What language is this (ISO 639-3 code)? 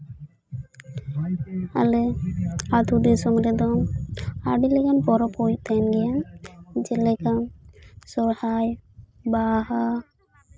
sat